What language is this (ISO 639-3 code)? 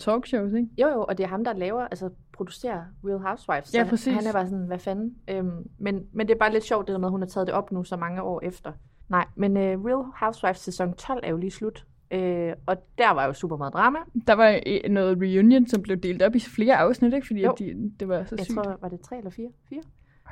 dan